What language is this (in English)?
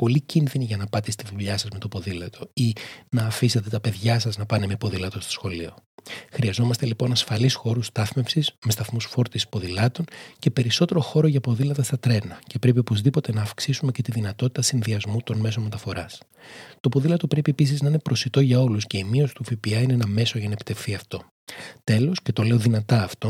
Greek